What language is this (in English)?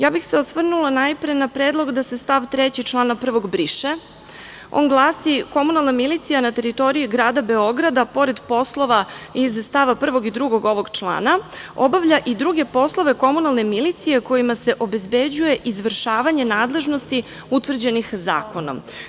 Serbian